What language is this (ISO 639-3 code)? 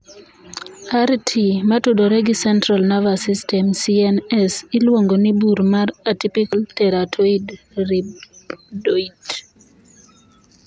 luo